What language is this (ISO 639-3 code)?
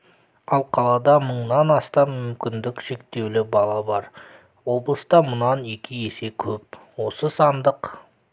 kaz